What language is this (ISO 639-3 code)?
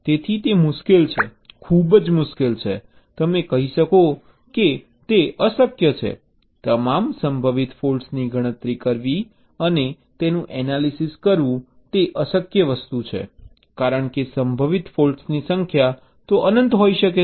guj